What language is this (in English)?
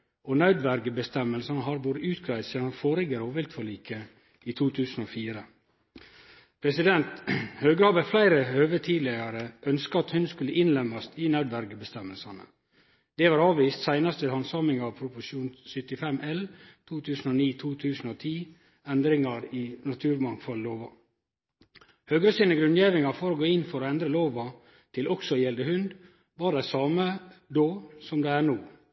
Norwegian Nynorsk